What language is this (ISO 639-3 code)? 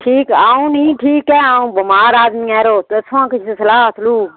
doi